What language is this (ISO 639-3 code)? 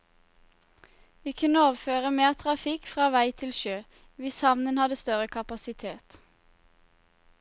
nor